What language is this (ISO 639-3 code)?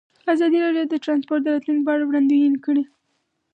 pus